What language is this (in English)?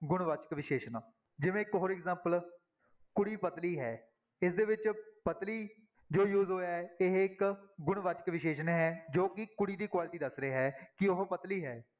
Punjabi